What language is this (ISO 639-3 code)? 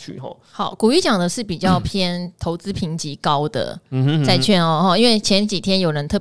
zho